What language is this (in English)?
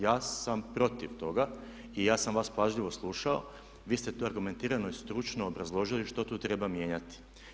Croatian